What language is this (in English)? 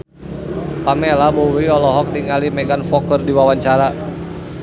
Sundanese